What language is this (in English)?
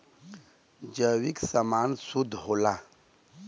Bhojpuri